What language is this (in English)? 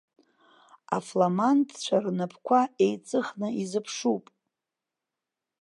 Abkhazian